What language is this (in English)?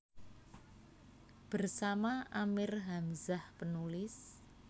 Javanese